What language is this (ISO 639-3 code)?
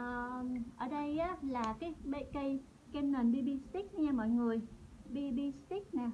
vie